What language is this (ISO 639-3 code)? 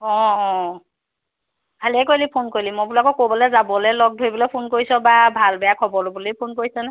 asm